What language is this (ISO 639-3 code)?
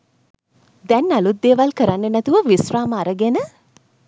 sin